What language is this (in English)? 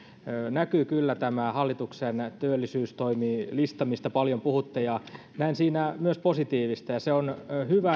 Finnish